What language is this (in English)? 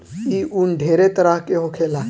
Bhojpuri